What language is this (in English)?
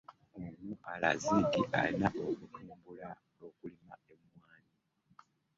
Ganda